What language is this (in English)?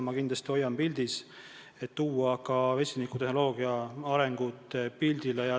Estonian